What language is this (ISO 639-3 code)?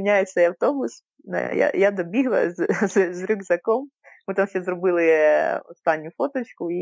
ukr